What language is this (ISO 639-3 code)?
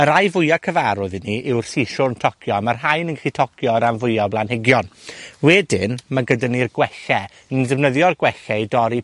cym